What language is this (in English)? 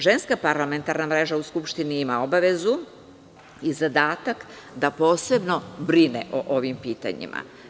Serbian